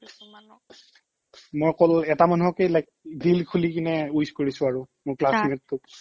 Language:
Assamese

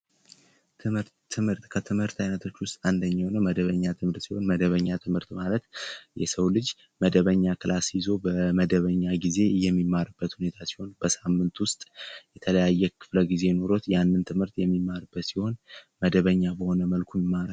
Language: Amharic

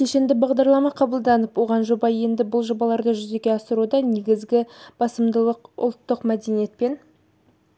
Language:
Kazakh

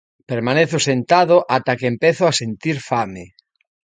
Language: Galician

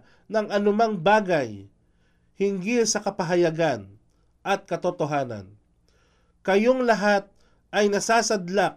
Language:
Filipino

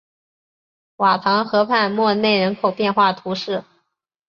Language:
Chinese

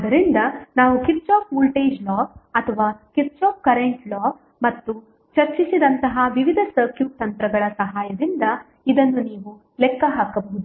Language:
Kannada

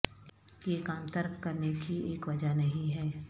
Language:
Urdu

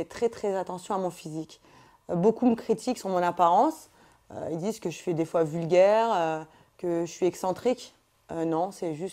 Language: French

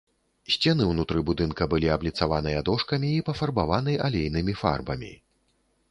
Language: Belarusian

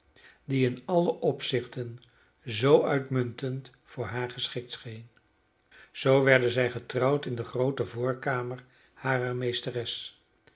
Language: Dutch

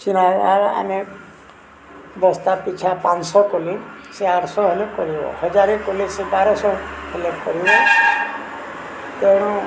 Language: Odia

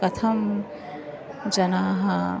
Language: Sanskrit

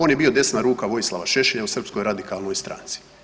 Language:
Croatian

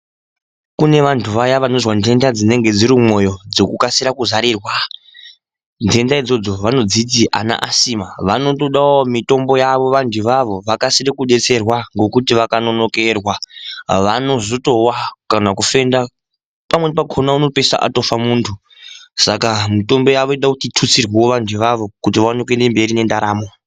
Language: Ndau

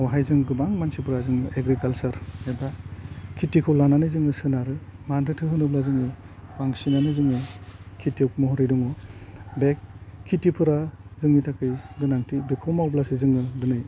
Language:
Bodo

